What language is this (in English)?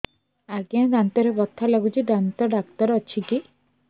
Odia